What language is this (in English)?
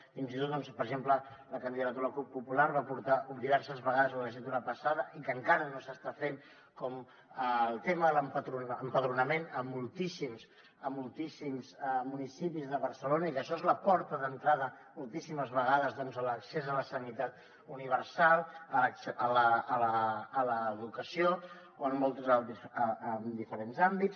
Catalan